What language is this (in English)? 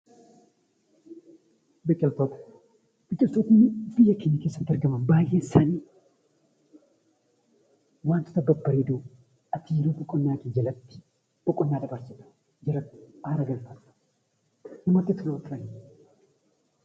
Oromo